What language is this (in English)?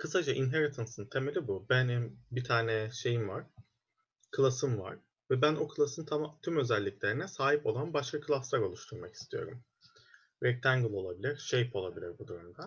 Turkish